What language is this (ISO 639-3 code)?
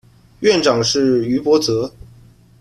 zho